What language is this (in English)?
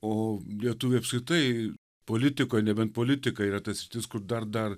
Lithuanian